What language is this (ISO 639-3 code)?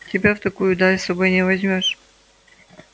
rus